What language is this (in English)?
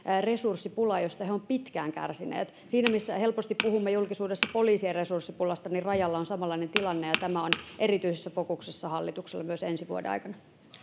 Finnish